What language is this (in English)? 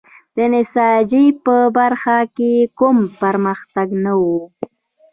Pashto